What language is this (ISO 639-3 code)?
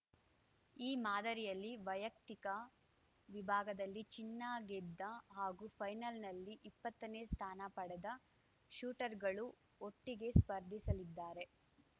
kan